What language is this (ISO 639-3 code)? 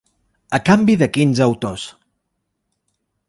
cat